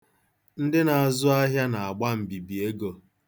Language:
Igbo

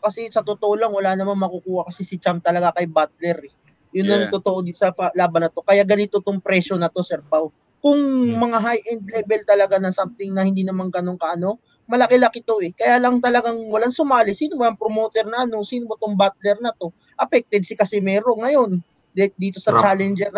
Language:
Filipino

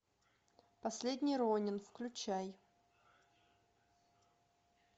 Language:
Russian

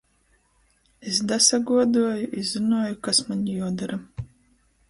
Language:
Latgalian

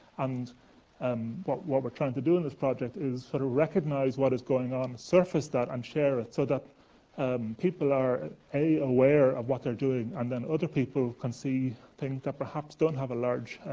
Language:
English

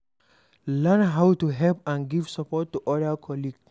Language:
Nigerian Pidgin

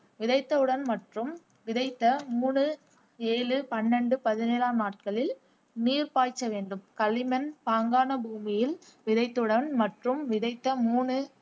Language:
Tamil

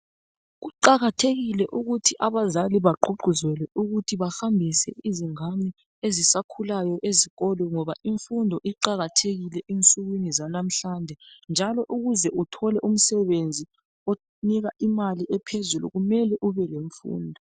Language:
North Ndebele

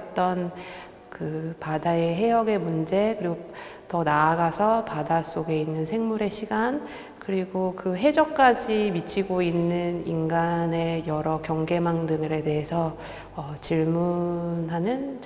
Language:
Korean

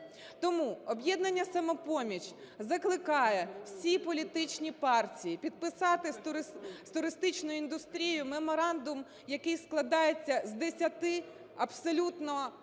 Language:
Ukrainian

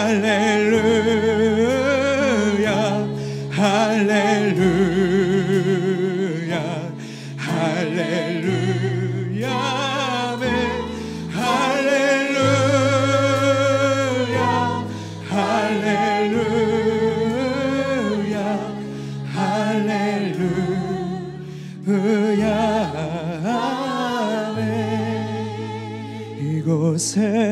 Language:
Korean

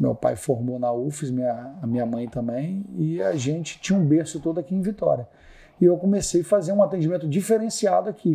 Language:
Portuguese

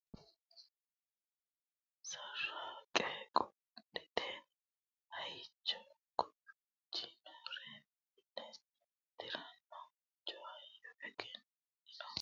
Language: Sidamo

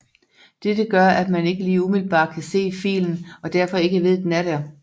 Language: Danish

